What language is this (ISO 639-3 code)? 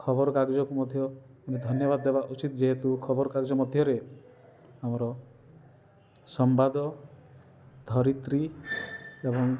ori